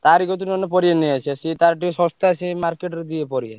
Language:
Odia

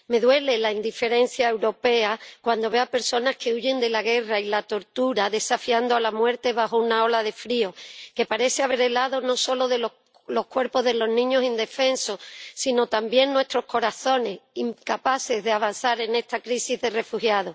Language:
Spanish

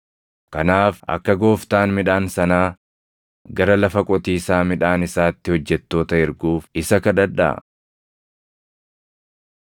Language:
Oromo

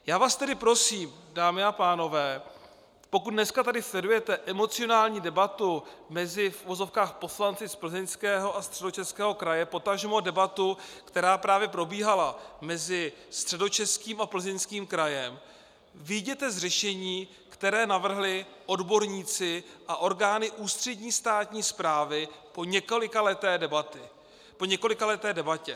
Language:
Czech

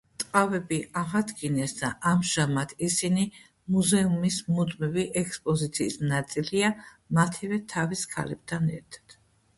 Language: Georgian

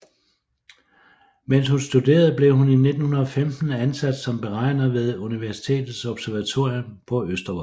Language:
Danish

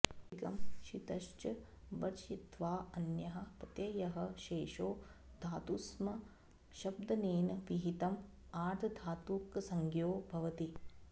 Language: Sanskrit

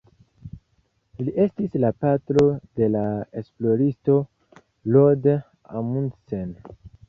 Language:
Esperanto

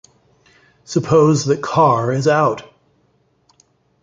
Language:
English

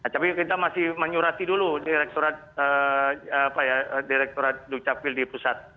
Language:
Indonesian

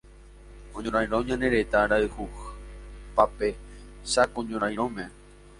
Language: Guarani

